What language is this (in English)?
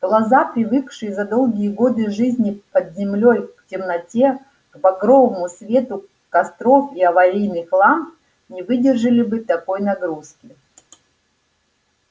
Russian